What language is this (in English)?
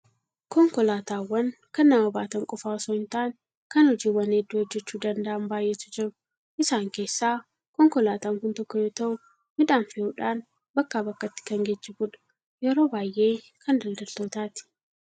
Oromo